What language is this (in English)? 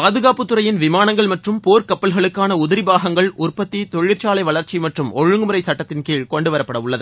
Tamil